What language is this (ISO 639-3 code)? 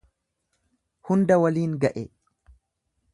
orm